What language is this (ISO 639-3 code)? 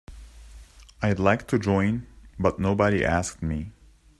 eng